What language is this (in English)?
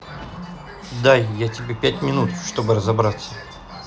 Russian